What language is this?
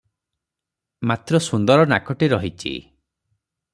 Odia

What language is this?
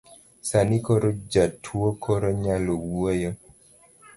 Luo (Kenya and Tanzania)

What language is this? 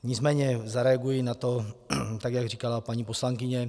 Czech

